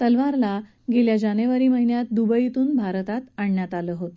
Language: Marathi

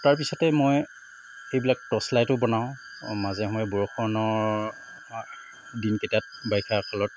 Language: Assamese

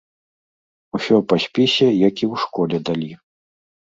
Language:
Belarusian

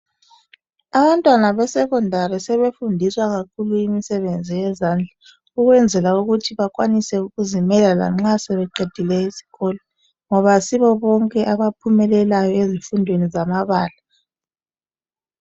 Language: North Ndebele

